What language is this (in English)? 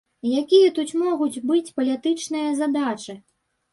Belarusian